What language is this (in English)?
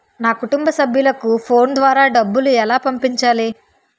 Telugu